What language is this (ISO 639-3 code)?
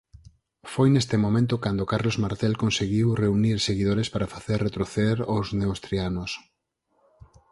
glg